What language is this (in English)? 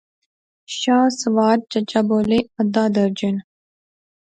Pahari-Potwari